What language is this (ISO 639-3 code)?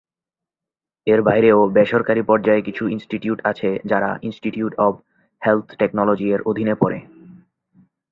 ben